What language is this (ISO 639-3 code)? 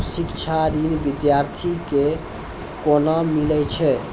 mai